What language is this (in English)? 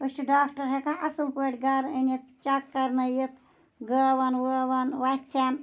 Kashmiri